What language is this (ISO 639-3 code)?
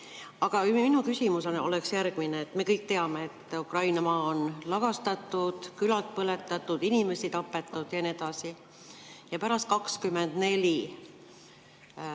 est